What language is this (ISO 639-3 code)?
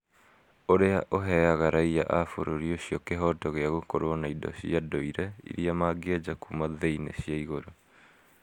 kik